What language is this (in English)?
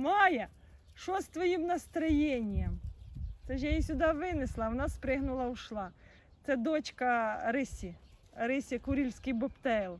Russian